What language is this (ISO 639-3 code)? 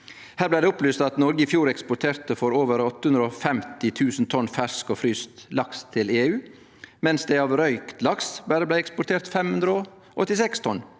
nor